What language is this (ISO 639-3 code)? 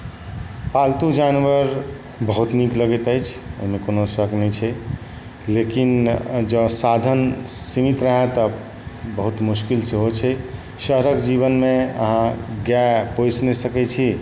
mai